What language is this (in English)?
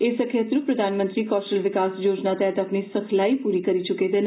Dogri